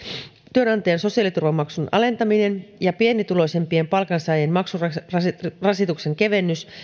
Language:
Finnish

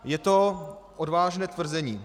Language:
Czech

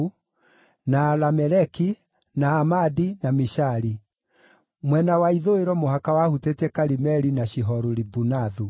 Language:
Kikuyu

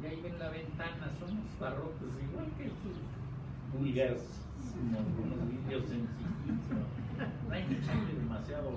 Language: Spanish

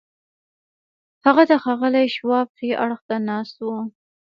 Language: Pashto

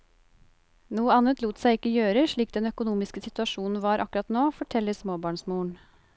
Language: Norwegian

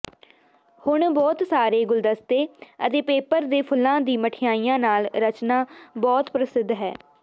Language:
Punjabi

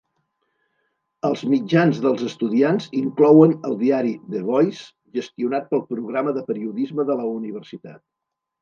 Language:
Catalan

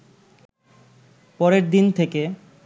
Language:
Bangla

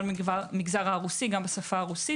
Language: Hebrew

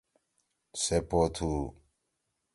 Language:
Torwali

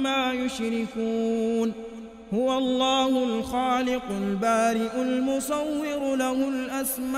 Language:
Arabic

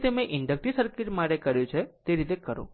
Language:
Gujarati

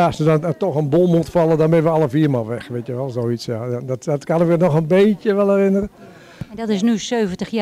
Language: Dutch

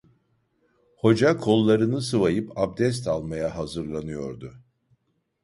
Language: Turkish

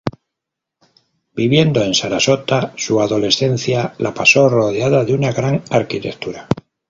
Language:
Spanish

